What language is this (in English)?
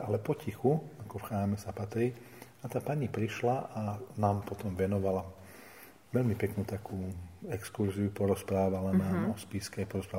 Slovak